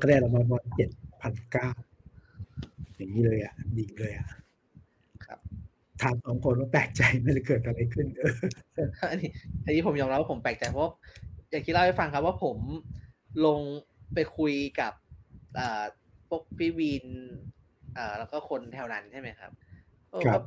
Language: Thai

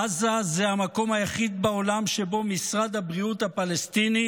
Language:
Hebrew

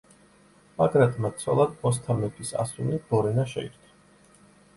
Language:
Georgian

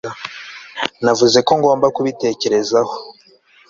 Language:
Kinyarwanda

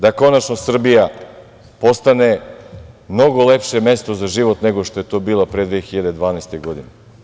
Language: Serbian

